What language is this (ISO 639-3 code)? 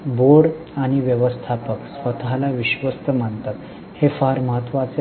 mar